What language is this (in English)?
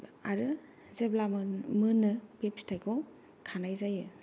Bodo